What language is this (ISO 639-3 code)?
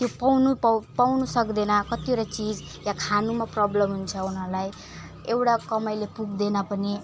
nep